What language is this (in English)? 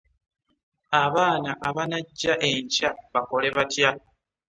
Ganda